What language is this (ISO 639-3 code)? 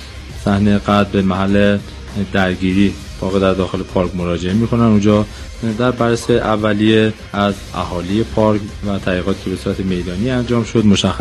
fas